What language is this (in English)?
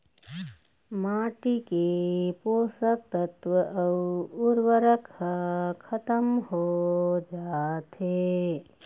Chhattisgarhi